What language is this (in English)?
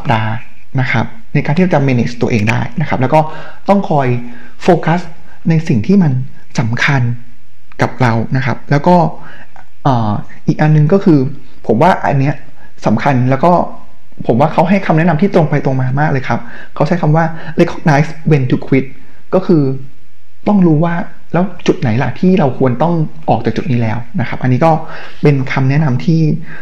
Thai